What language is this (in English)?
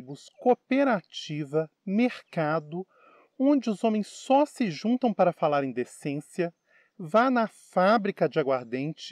Portuguese